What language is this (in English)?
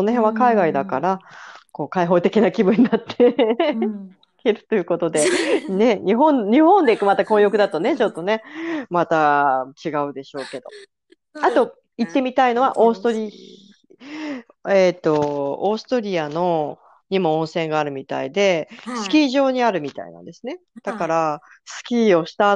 Japanese